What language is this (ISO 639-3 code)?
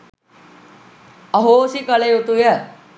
sin